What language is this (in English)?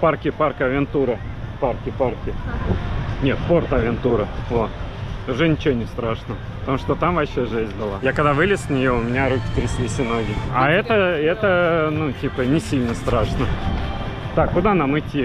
Russian